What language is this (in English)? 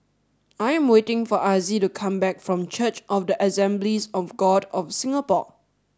English